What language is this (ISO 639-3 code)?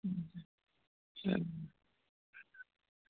doi